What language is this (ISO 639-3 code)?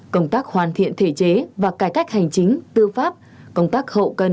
vie